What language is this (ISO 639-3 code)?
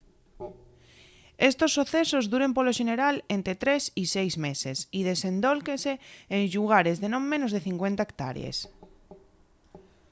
ast